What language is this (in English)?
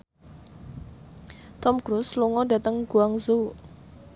Javanese